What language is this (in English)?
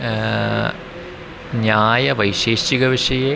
Sanskrit